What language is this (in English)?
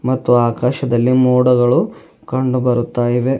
Kannada